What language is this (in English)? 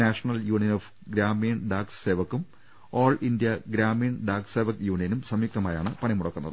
Malayalam